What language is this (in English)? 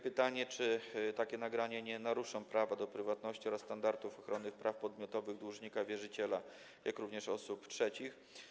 Polish